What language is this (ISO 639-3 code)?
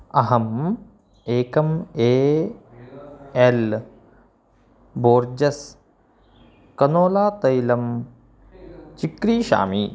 san